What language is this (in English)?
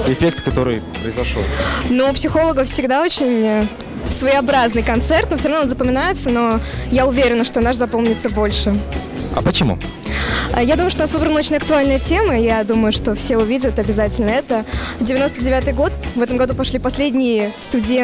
Russian